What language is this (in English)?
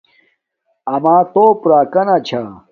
Domaaki